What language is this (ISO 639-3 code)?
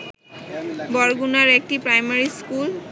ben